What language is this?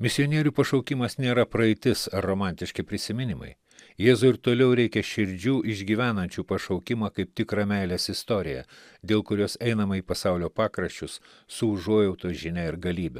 Lithuanian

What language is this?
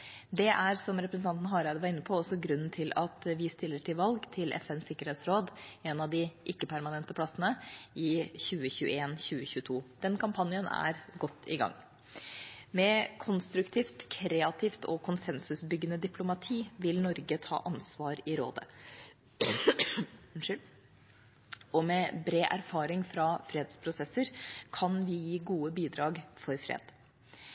Norwegian Bokmål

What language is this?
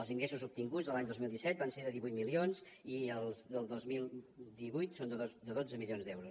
Catalan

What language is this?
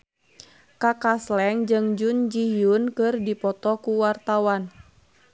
Sundanese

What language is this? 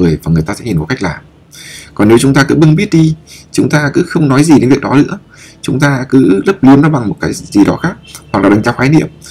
Vietnamese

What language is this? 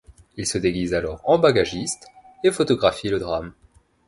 French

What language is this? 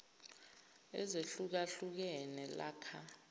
Zulu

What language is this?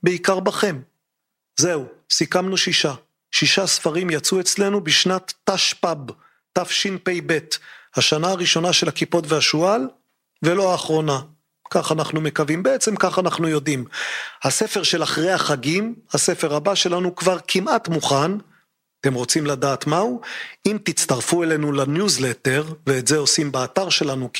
Hebrew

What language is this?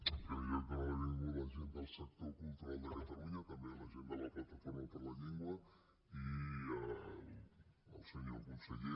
Catalan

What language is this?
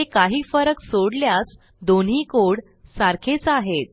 Marathi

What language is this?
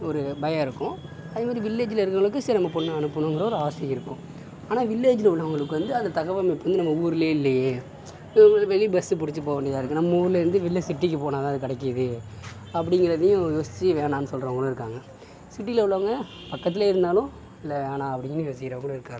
Tamil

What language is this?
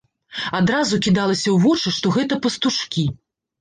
Belarusian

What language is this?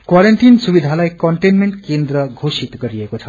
Nepali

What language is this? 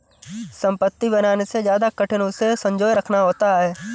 Hindi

